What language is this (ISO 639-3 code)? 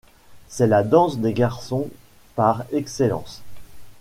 fra